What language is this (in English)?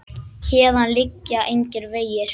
Icelandic